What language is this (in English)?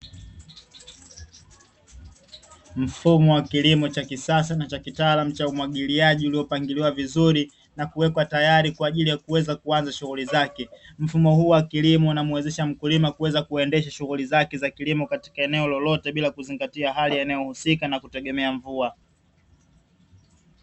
Swahili